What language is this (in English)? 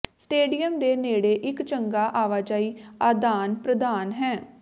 Punjabi